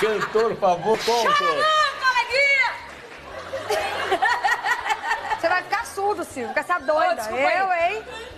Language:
Portuguese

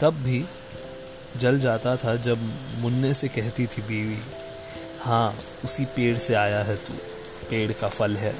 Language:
Hindi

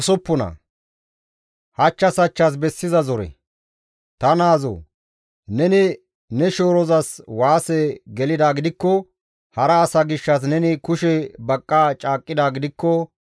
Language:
Gamo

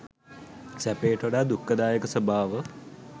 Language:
Sinhala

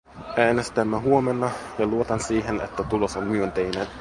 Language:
Finnish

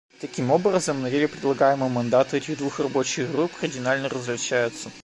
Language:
Russian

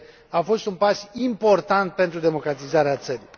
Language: Romanian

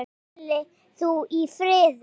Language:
Icelandic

